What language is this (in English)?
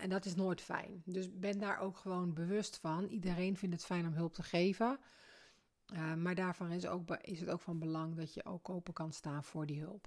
Dutch